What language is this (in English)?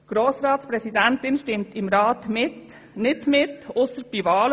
Swiss German